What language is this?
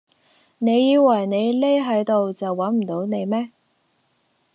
Cantonese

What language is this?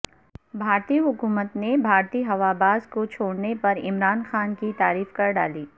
Urdu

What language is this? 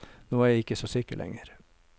Norwegian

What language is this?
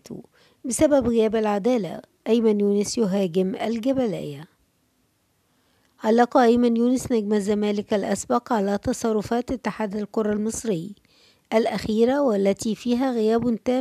Arabic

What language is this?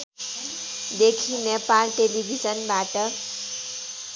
Nepali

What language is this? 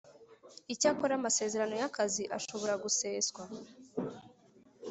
Kinyarwanda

